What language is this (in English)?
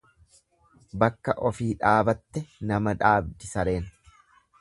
Oromo